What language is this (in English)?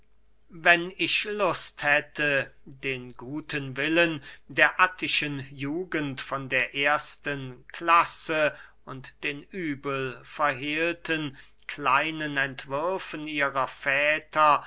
German